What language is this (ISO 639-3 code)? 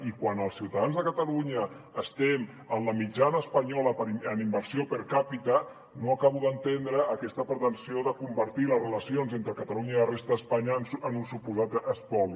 cat